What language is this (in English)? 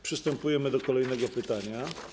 Polish